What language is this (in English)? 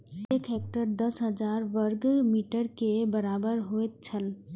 Maithili